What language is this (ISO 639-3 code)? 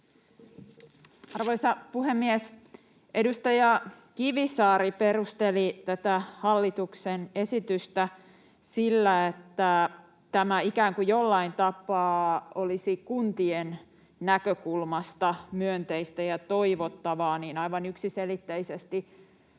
fin